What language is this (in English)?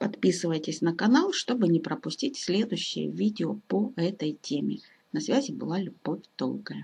Russian